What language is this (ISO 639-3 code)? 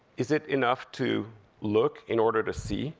eng